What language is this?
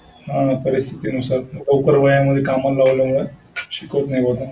Marathi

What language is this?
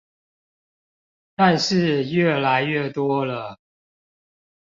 Chinese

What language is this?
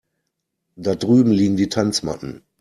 German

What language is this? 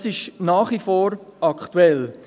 Swiss German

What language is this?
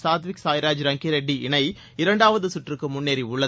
Tamil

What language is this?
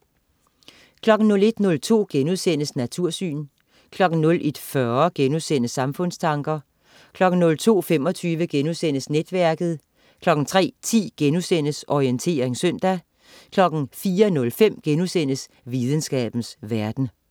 Danish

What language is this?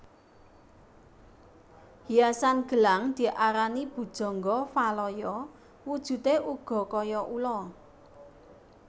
Javanese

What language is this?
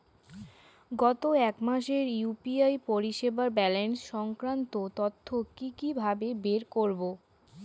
Bangla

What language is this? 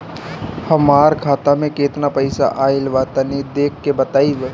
Bhojpuri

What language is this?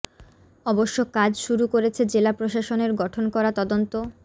Bangla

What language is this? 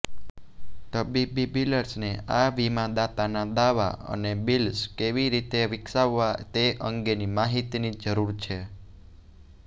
Gujarati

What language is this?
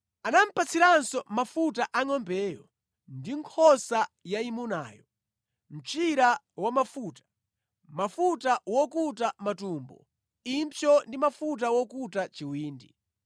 Nyanja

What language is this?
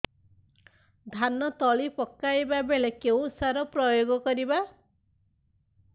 Odia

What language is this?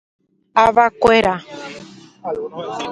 Guarani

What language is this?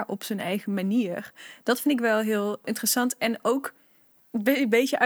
Dutch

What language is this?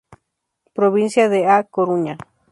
Spanish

